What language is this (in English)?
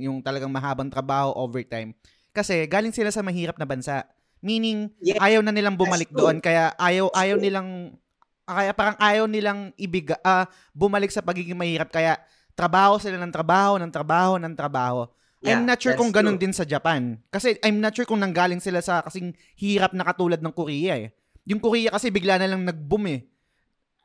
Filipino